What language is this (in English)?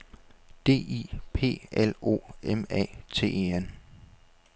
Danish